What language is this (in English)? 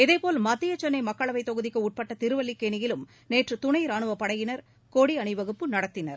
Tamil